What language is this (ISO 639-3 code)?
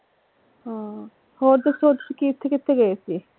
pan